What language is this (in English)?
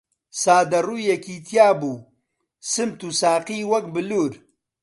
Central Kurdish